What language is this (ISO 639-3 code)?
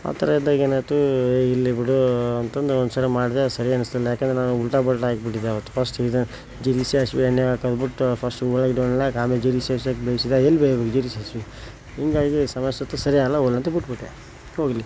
kan